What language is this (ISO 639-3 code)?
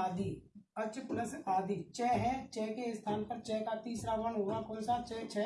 hin